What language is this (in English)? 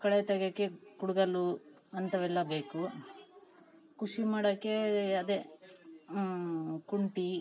Kannada